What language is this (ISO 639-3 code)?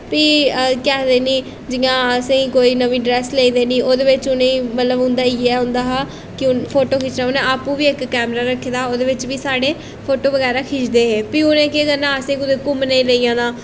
doi